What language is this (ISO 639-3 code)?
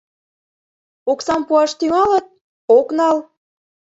chm